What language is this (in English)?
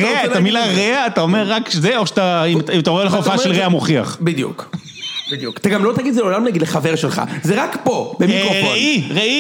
Hebrew